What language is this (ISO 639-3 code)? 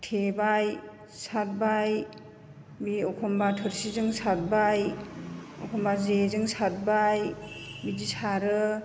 brx